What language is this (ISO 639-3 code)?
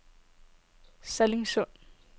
dan